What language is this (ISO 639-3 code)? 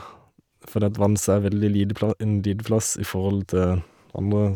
nor